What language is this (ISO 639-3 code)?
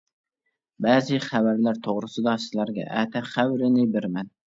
uig